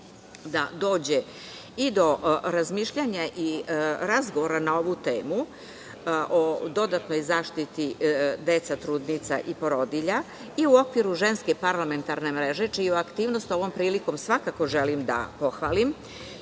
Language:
Serbian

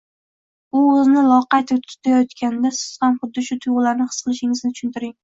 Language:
Uzbek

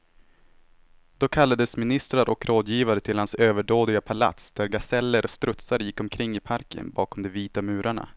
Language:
Swedish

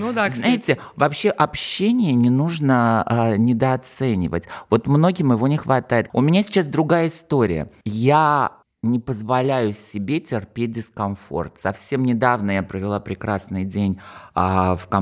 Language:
Russian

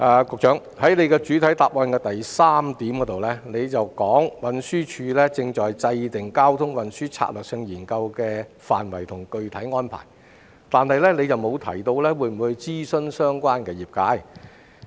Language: Cantonese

